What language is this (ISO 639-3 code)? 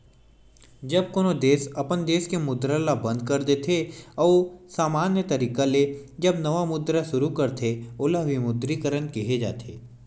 hne